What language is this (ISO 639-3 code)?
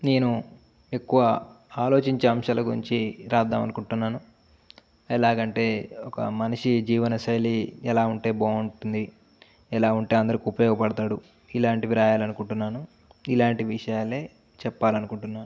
tel